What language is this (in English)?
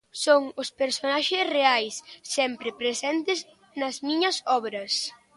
Galician